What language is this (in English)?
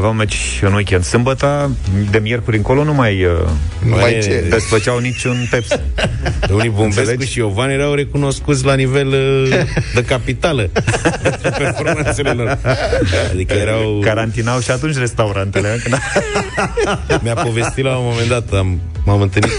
Romanian